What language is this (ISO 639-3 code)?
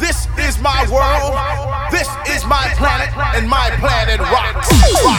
eng